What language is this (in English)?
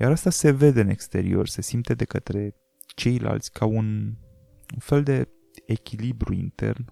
Romanian